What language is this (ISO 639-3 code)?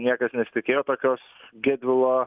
lit